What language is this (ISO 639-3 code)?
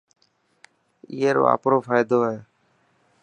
mki